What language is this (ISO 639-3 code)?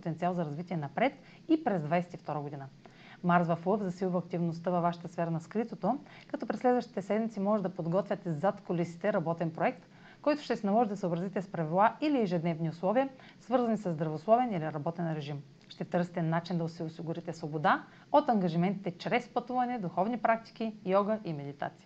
bul